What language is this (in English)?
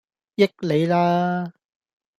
Cantonese